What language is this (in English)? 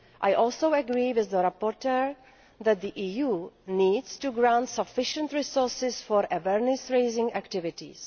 English